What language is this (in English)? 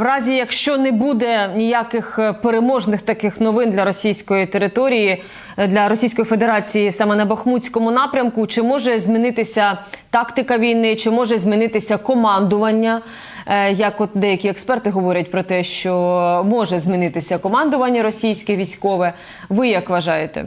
Ukrainian